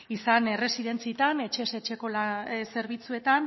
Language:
Basque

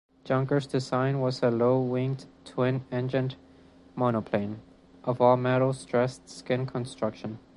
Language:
English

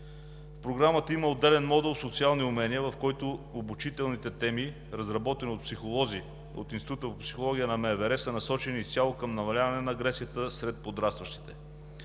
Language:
Bulgarian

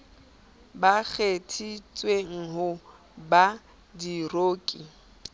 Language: Southern Sotho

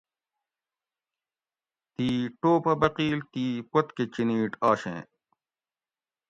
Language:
Gawri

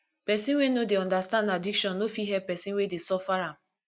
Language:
Nigerian Pidgin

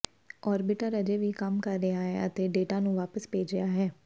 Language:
Punjabi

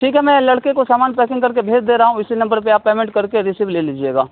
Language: Urdu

